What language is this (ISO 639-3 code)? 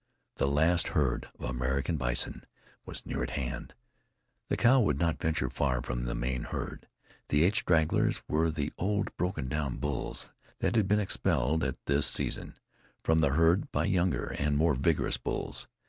eng